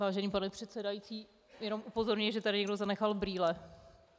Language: Czech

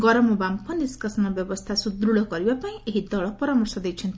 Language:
Odia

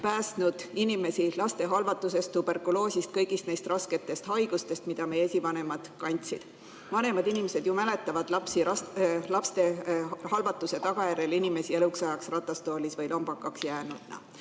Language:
Estonian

